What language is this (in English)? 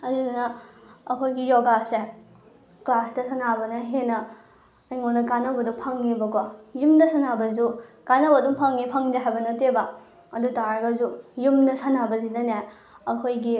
Manipuri